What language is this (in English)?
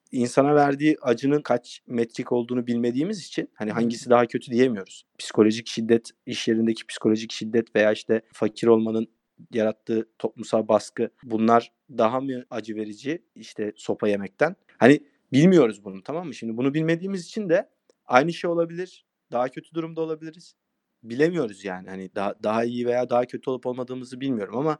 Turkish